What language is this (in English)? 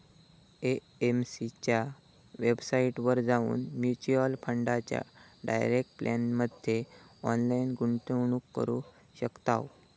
Marathi